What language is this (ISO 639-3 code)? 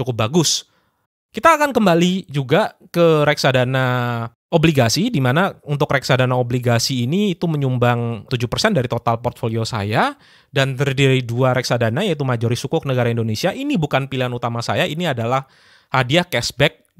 ind